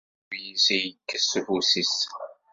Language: Kabyle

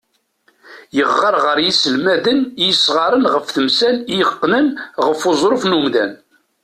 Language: Kabyle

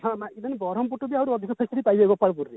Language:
Odia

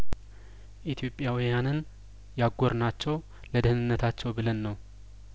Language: Amharic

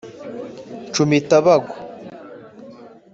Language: Kinyarwanda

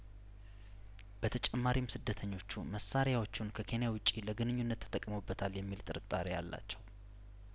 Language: Amharic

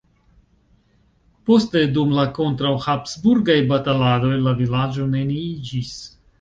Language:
Esperanto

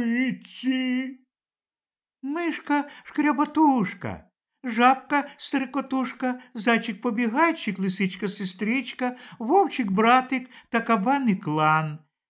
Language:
Ukrainian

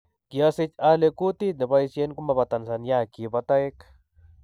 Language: Kalenjin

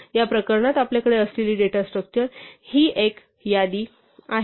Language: Marathi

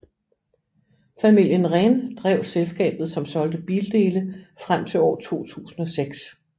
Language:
Danish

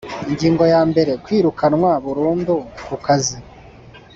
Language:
Kinyarwanda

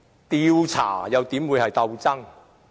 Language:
Cantonese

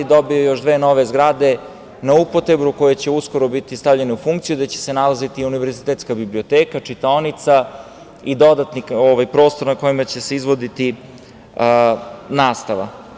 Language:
Serbian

